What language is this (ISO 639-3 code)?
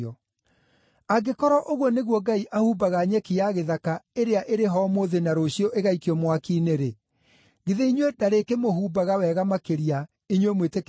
kik